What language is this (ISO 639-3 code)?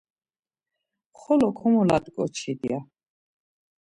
lzz